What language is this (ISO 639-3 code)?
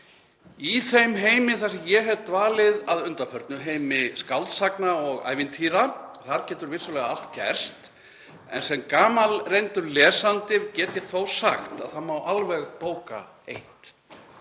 isl